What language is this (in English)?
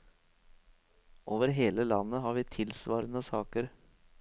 Norwegian